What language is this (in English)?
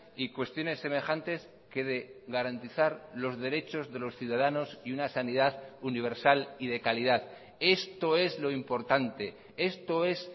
Spanish